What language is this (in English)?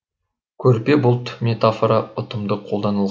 Kazakh